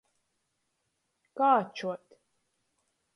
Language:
Latgalian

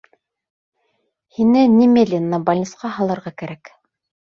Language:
Bashkir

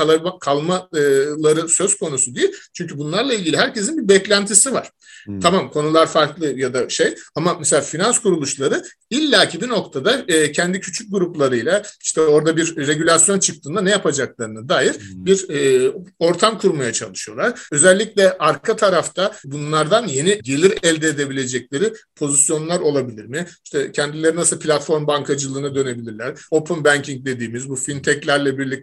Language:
Turkish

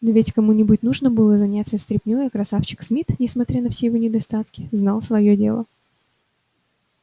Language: Russian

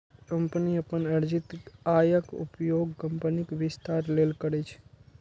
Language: Maithili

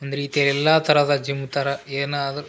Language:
Kannada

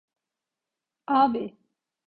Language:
Turkish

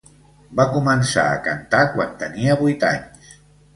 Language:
Catalan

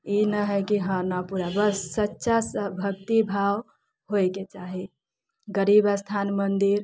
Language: Maithili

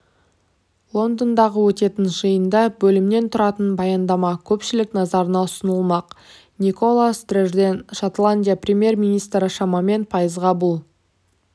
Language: Kazakh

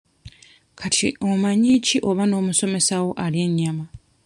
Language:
Ganda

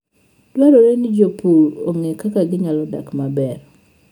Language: Luo (Kenya and Tanzania)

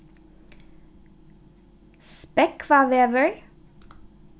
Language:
Faroese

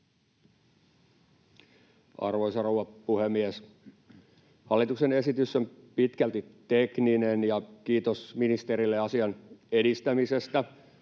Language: Finnish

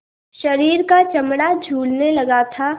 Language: Hindi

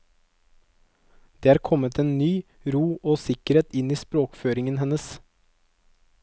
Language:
Norwegian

